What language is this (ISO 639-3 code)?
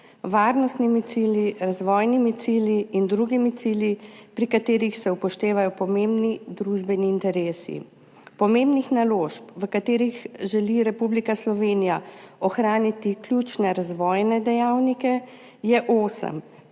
slv